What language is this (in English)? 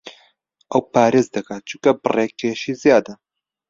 Central Kurdish